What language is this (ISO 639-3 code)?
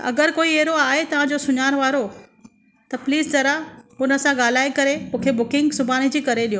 snd